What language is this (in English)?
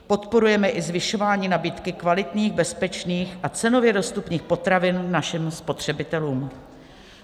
Czech